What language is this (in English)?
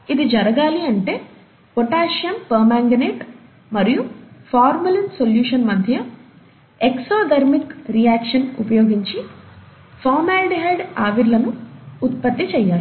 Telugu